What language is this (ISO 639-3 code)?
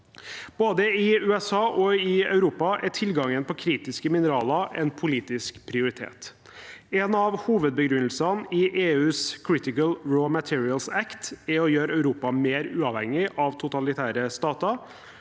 nor